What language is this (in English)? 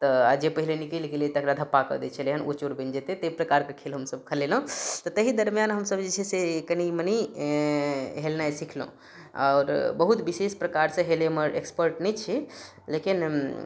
Maithili